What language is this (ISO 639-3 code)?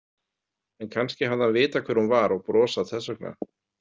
isl